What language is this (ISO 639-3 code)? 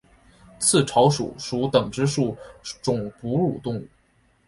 zho